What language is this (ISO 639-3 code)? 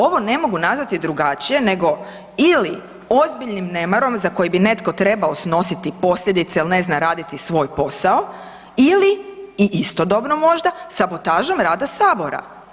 hrv